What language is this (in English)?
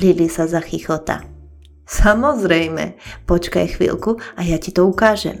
Slovak